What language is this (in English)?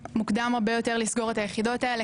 Hebrew